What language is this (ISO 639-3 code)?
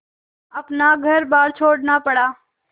hin